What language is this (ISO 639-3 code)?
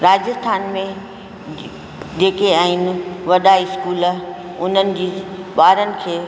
snd